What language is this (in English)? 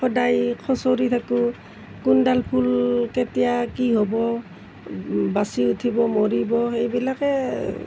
Assamese